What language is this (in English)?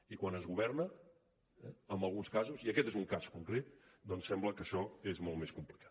Catalan